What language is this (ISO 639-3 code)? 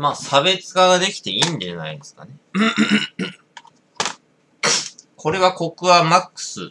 jpn